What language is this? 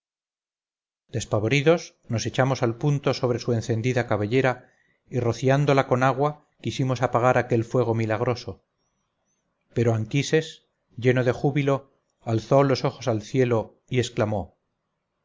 Spanish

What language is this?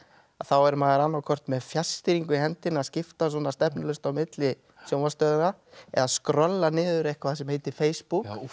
Icelandic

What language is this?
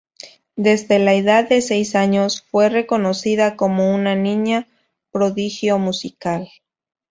Spanish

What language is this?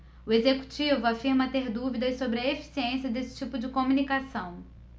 Portuguese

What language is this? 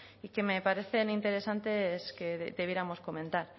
Spanish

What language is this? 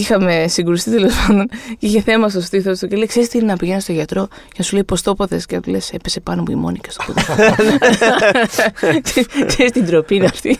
Greek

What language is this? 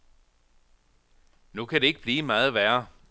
Danish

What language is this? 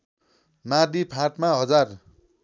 Nepali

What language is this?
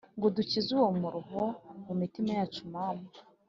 Kinyarwanda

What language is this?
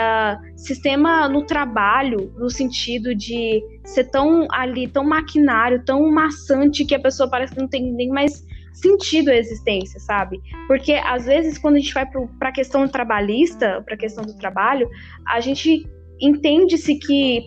Portuguese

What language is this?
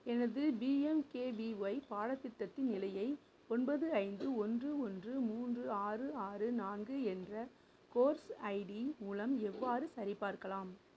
Tamil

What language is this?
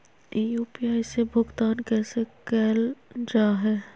Magahi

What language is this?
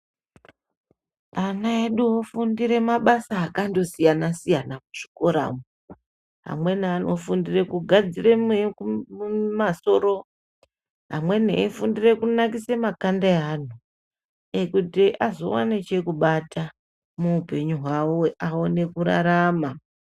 Ndau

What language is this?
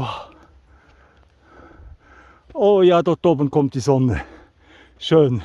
German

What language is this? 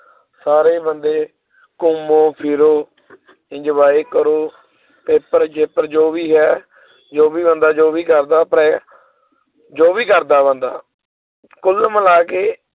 Punjabi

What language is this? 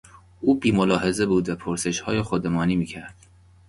Persian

